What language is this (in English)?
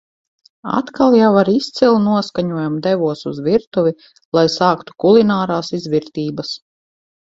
Latvian